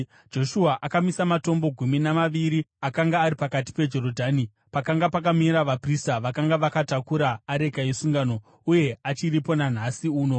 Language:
Shona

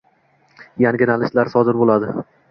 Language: Uzbek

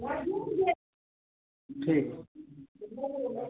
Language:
Hindi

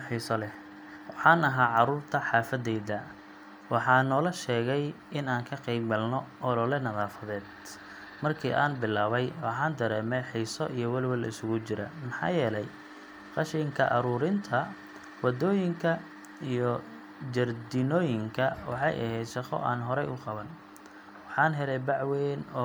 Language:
Somali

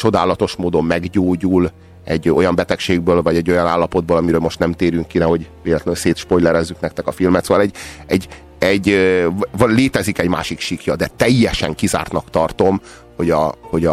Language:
Hungarian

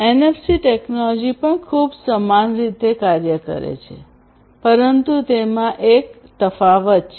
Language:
Gujarati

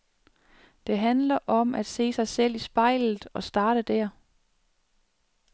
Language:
Danish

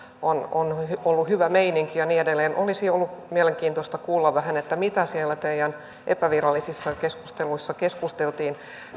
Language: Finnish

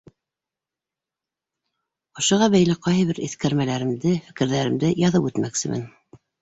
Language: Bashkir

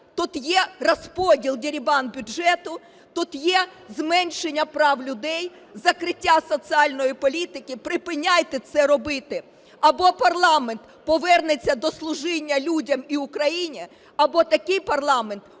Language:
Ukrainian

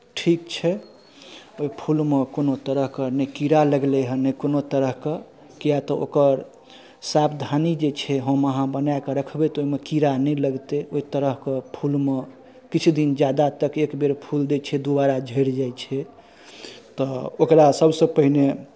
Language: Maithili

